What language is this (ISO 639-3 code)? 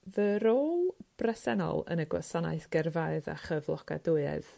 cym